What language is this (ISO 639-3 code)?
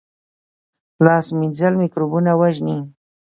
pus